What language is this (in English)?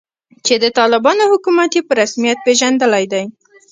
Pashto